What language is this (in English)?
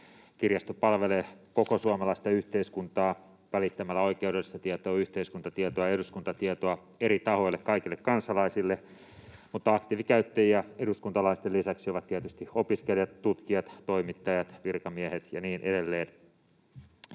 Finnish